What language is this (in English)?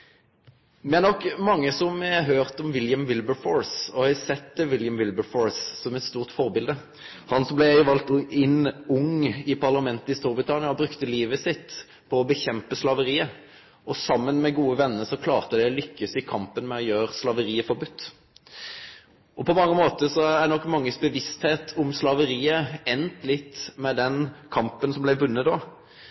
Norwegian Nynorsk